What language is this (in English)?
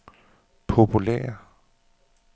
Danish